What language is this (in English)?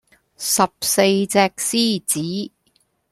Cantonese